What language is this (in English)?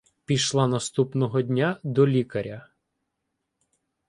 Ukrainian